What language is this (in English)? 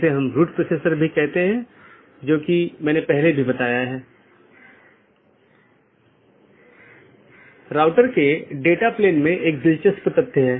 Hindi